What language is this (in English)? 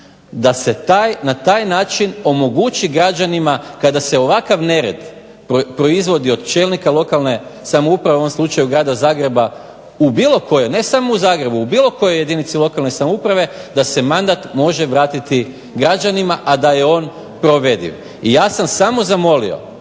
Croatian